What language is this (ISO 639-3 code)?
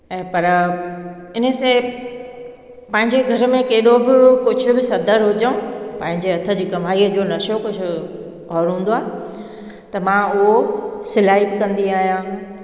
snd